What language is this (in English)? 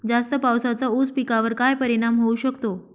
Marathi